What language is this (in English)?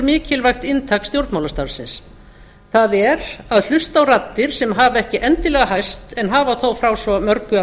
Icelandic